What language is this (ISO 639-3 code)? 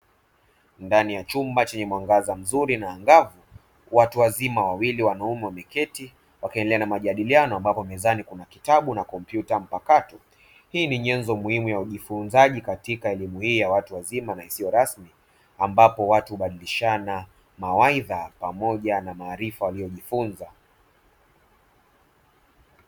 swa